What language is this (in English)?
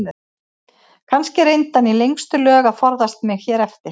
Icelandic